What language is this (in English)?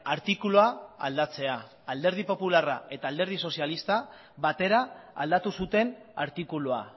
Basque